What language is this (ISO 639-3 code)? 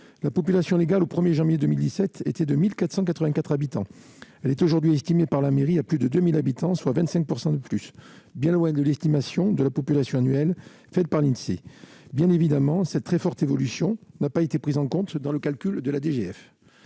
fra